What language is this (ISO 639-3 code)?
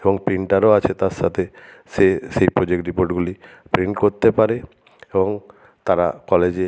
ben